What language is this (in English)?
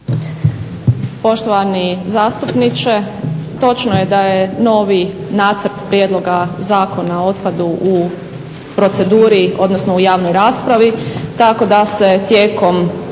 Croatian